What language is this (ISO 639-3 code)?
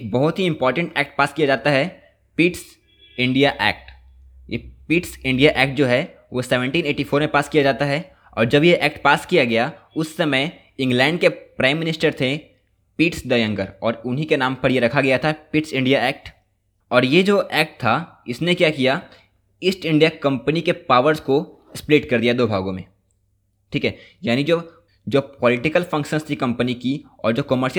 hin